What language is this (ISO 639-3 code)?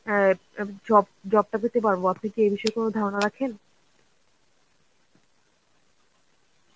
ben